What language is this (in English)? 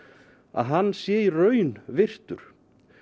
Icelandic